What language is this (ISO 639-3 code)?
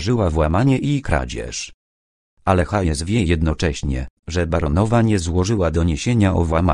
pol